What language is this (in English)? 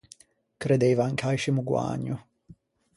Ligurian